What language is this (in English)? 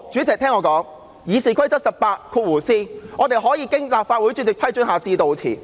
Cantonese